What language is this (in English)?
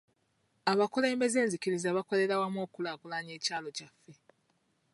Ganda